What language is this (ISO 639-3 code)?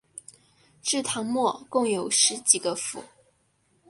zho